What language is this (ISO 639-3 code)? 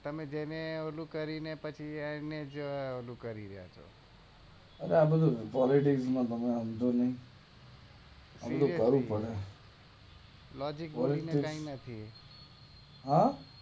guj